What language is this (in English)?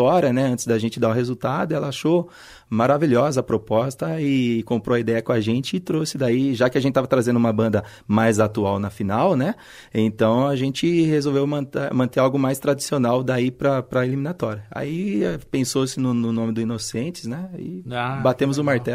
Portuguese